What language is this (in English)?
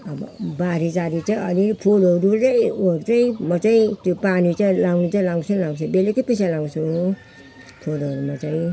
Nepali